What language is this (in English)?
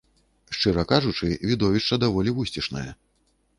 Belarusian